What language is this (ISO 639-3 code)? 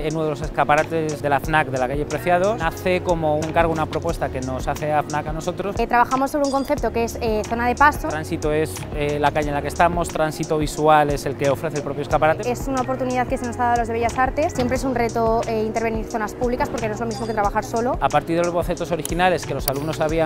spa